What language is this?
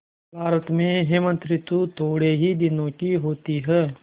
Hindi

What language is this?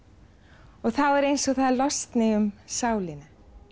Icelandic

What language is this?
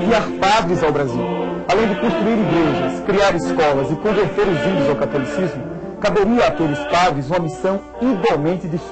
Portuguese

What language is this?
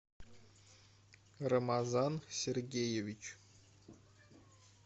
Russian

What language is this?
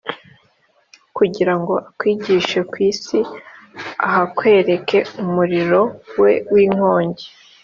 Kinyarwanda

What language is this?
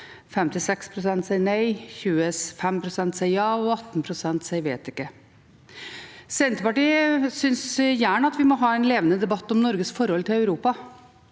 Norwegian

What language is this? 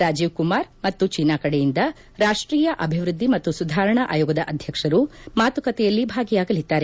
Kannada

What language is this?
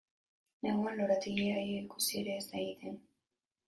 Basque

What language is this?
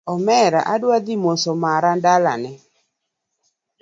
Luo (Kenya and Tanzania)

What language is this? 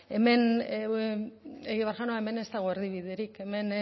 Basque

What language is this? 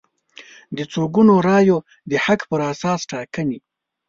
Pashto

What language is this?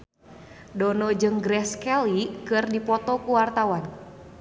Sundanese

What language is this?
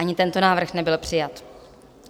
Czech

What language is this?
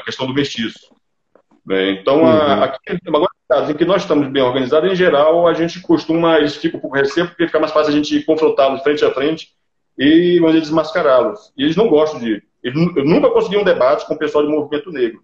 Portuguese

